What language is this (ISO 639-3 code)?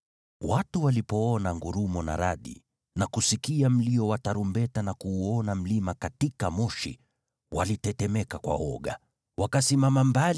swa